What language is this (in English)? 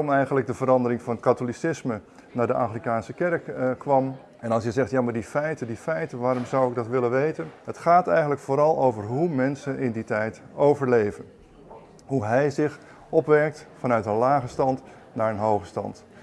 Dutch